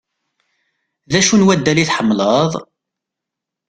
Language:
Kabyle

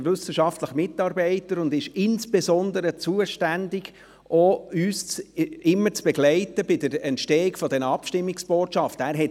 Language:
Swiss German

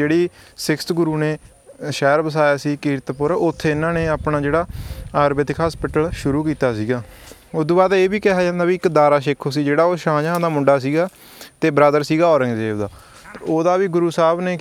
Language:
Punjabi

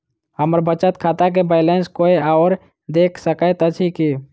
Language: Maithili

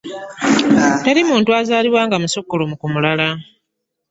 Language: Ganda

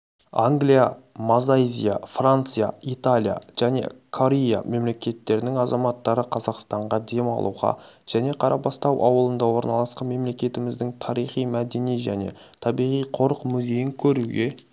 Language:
Kazakh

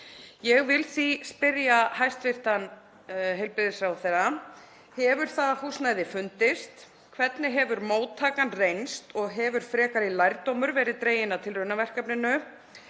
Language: Icelandic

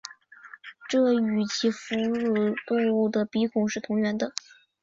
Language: Chinese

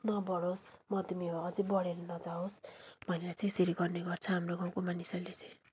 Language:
Nepali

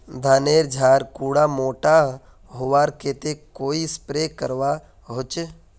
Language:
Magahi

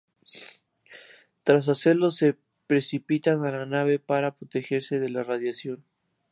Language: Spanish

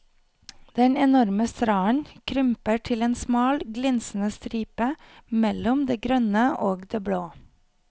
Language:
Norwegian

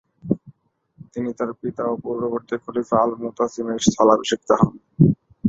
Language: Bangla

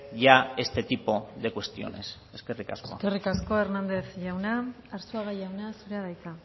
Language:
Basque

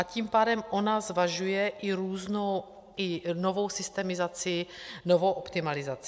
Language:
Czech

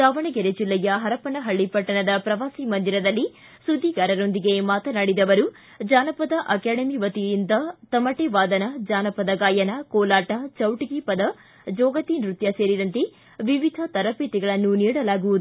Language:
Kannada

